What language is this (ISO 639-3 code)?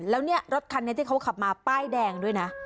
tha